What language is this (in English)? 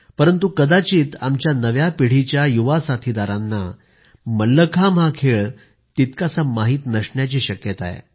Marathi